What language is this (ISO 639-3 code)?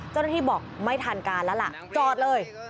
tha